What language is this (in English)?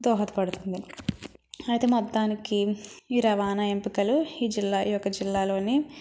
Telugu